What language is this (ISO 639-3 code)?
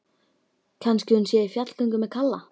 isl